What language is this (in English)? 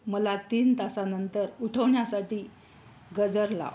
Marathi